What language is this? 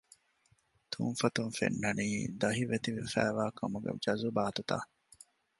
Divehi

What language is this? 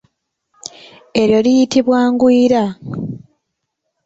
Ganda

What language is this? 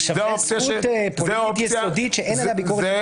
Hebrew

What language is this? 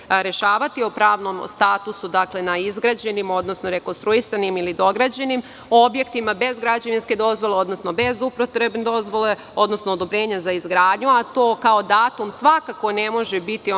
Serbian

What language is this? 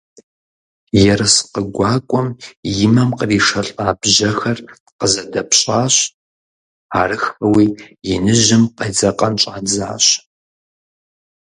Kabardian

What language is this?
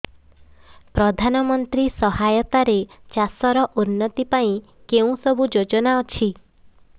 Odia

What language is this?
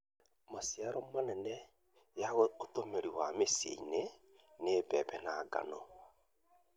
Kikuyu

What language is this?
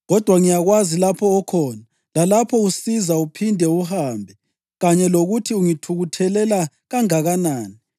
North Ndebele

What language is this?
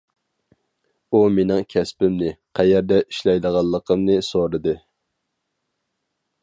Uyghur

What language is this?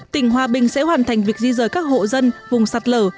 Vietnamese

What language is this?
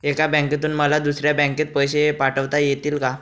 Marathi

